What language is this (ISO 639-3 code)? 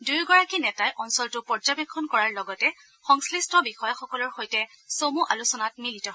asm